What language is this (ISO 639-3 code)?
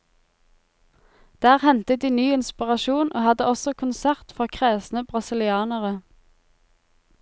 nor